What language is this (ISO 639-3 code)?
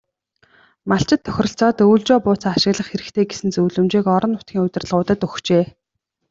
mon